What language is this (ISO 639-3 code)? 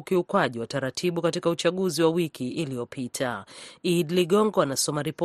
swa